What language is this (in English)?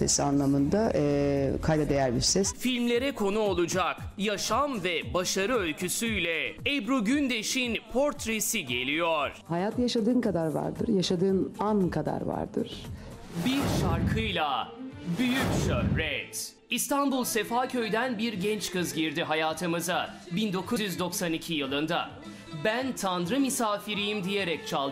Turkish